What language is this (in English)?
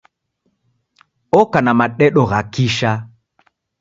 Taita